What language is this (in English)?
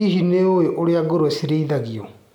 Kikuyu